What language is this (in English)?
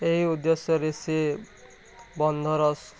Odia